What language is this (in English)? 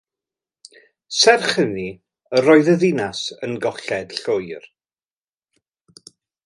Welsh